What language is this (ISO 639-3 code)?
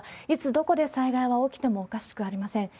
jpn